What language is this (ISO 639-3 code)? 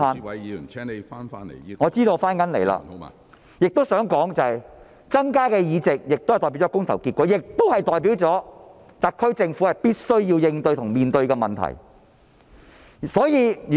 yue